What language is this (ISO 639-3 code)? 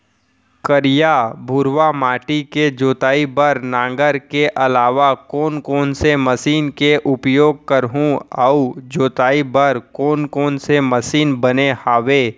hne